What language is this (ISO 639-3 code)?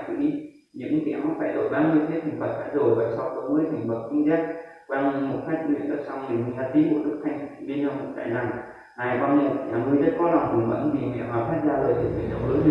vie